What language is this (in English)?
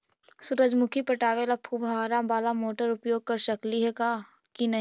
Magahi